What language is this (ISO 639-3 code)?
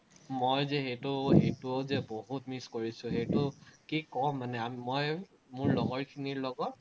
asm